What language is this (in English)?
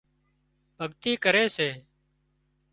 Wadiyara Koli